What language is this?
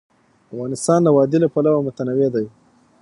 Pashto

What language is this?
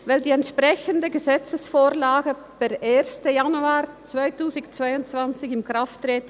Swiss German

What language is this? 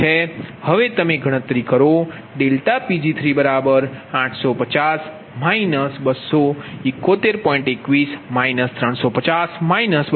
Gujarati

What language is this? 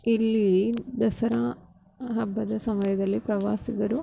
Kannada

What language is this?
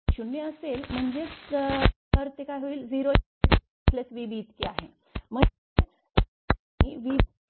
Marathi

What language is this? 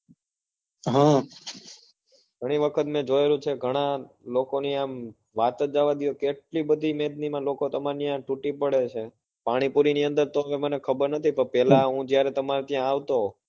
Gujarati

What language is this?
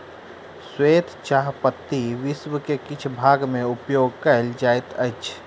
Maithili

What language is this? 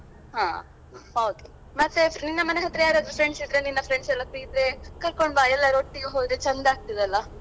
Kannada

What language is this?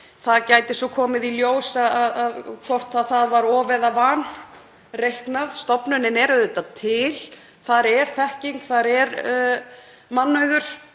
Icelandic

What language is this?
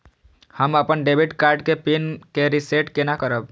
Maithili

